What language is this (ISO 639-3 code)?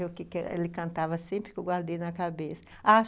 por